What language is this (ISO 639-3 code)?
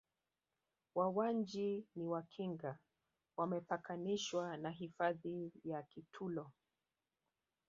swa